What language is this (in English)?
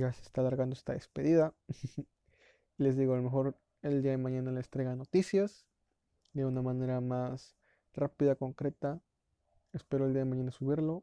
Spanish